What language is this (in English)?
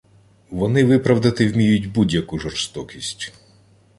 Ukrainian